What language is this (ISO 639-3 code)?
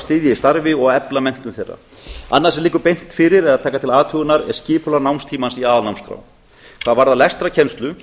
isl